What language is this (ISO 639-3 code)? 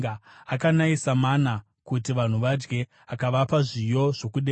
sna